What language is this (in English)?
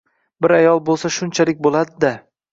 Uzbek